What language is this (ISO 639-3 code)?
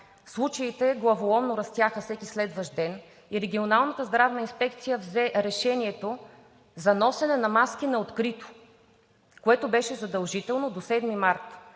bul